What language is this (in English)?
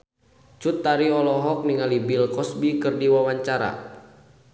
Sundanese